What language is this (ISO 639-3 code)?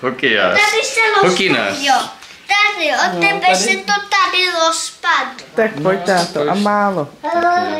ces